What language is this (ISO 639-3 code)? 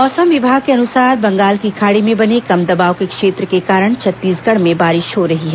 hin